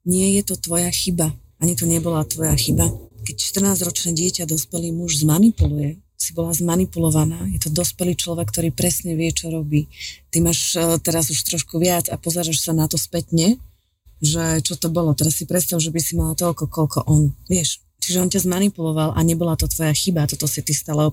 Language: Slovak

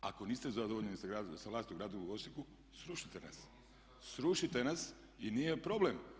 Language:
Croatian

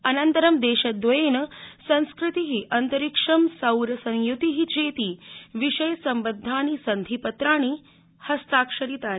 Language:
Sanskrit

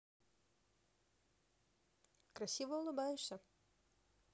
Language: Russian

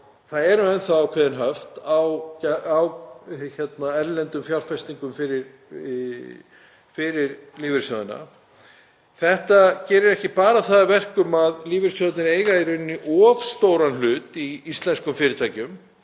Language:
Icelandic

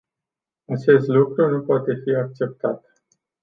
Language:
Romanian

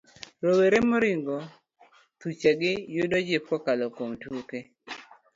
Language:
Luo (Kenya and Tanzania)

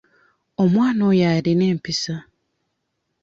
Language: Ganda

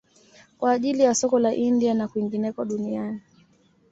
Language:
Swahili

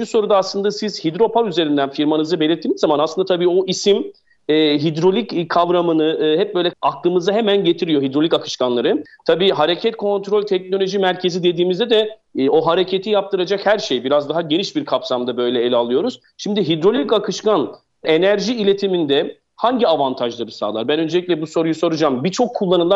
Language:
Turkish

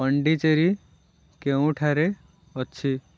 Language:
Odia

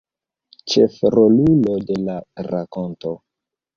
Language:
Esperanto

